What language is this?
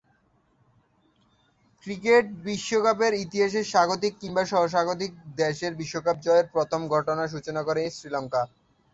Bangla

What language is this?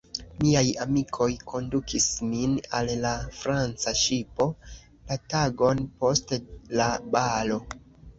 Esperanto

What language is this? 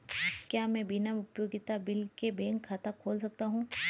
Hindi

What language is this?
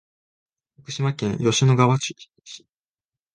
Japanese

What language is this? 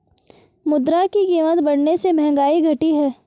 Hindi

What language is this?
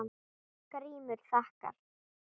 Icelandic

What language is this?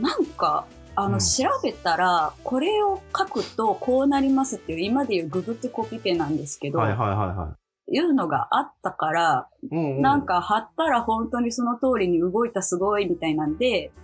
Japanese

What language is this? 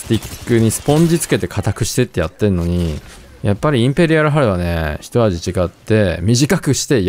Japanese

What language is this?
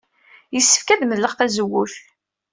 Kabyle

